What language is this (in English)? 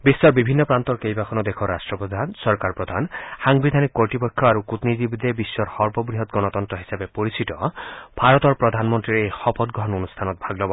Assamese